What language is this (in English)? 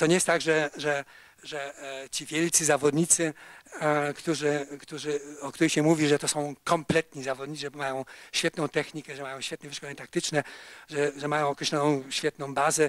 Polish